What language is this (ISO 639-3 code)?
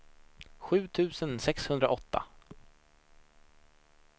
swe